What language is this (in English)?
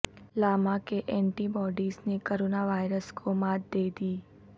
Urdu